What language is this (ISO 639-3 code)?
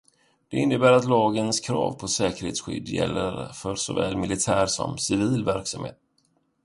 swe